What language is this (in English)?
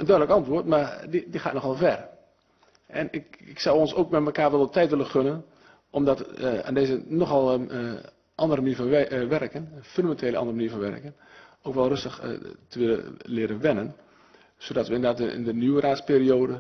Dutch